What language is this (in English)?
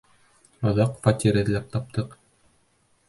Bashkir